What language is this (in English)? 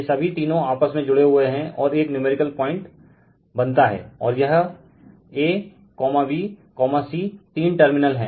Hindi